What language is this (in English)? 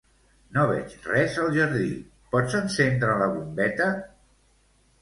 Catalan